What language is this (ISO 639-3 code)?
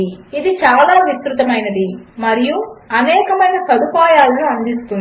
tel